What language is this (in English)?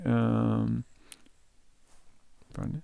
Norwegian